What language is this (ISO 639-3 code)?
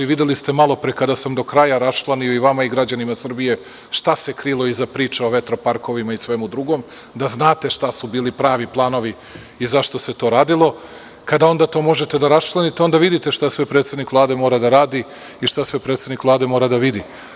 srp